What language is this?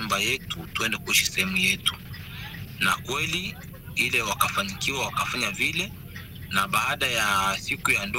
Swahili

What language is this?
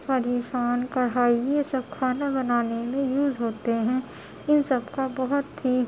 Urdu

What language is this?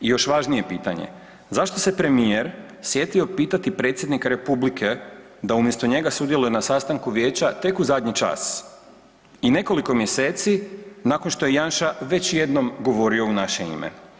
Croatian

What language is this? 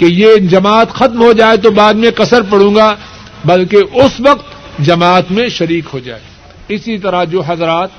Urdu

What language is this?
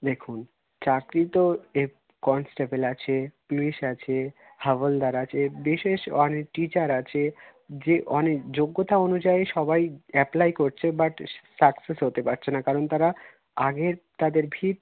Bangla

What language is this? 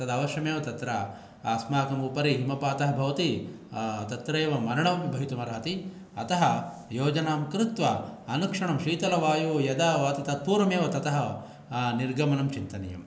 Sanskrit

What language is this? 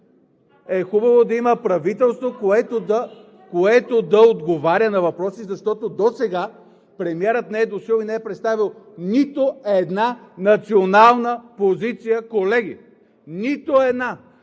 Bulgarian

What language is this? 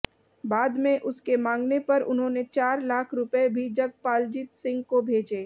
Hindi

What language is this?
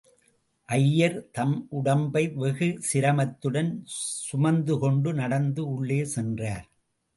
Tamil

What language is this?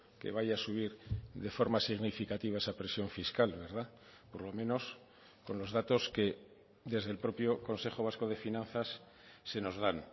Spanish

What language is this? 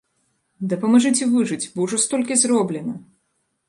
Belarusian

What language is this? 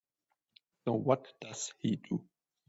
English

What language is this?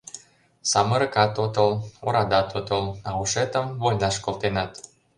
Mari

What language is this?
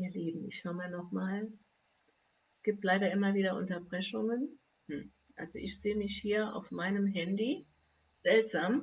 German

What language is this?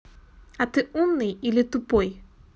Russian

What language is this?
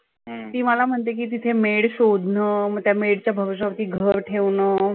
Marathi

